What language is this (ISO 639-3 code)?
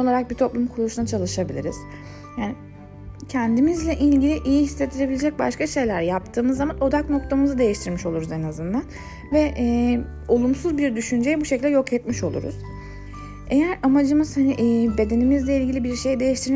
tur